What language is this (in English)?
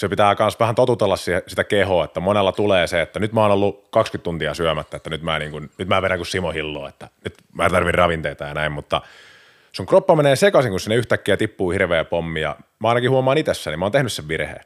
Finnish